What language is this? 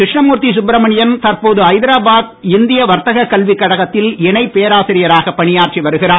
Tamil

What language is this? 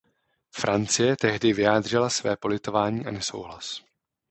Czech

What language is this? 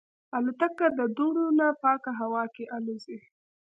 Pashto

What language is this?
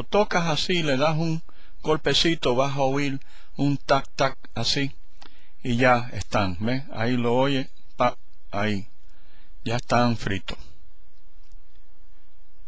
Spanish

